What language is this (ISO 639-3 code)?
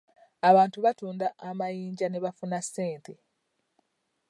lug